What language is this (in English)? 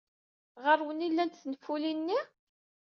Kabyle